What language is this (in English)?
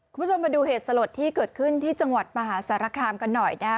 Thai